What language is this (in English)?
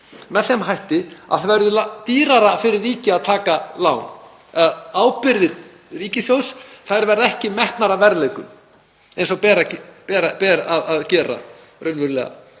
Icelandic